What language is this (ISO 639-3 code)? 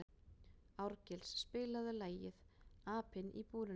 isl